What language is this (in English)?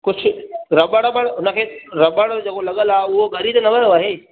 Sindhi